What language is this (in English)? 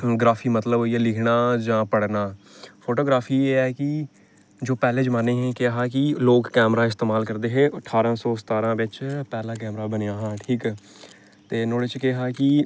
Dogri